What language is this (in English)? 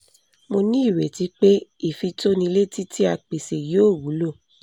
Yoruba